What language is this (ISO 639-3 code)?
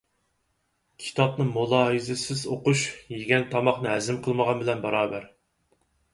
uig